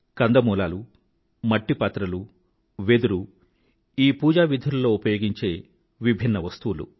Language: Telugu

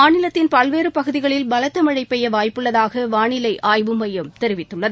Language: Tamil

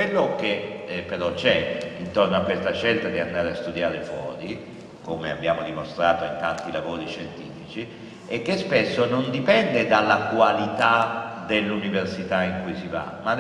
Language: Italian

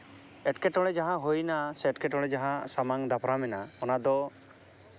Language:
Santali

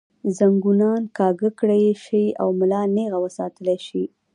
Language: Pashto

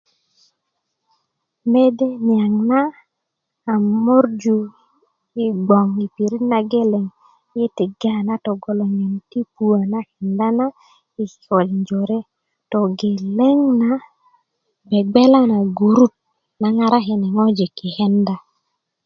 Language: Kuku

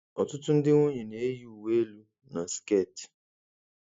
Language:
Igbo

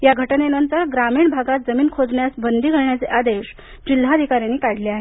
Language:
Marathi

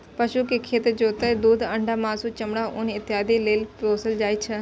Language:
Maithili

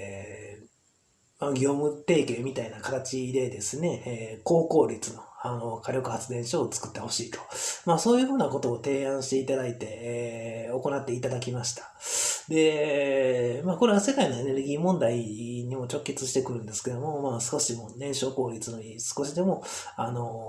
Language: Japanese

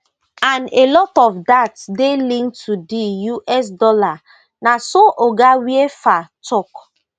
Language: Nigerian Pidgin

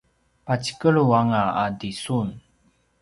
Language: Paiwan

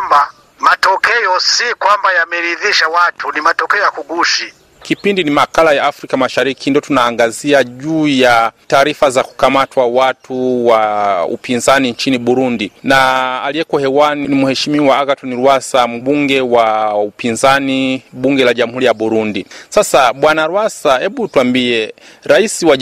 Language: Swahili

